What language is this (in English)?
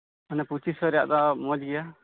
Santali